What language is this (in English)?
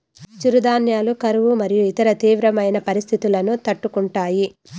Telugu